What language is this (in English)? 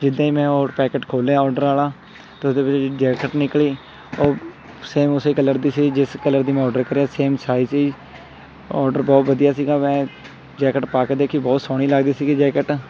Punjabi